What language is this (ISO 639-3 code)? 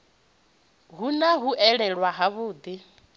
ven